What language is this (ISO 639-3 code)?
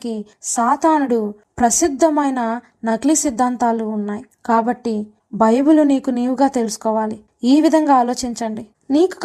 tel